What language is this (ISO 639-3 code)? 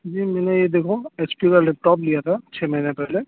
urd